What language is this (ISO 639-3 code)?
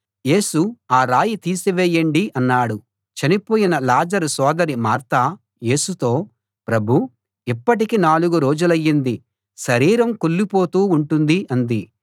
tel